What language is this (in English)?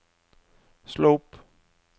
Norwegian